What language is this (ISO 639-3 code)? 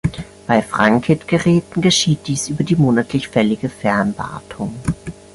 deu